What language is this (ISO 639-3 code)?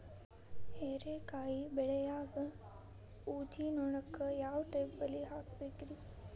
kan